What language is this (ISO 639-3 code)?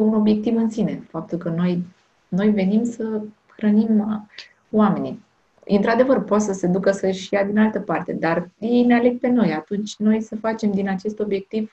ron